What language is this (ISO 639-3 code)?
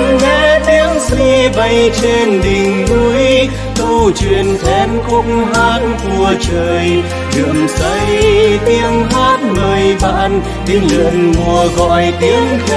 vie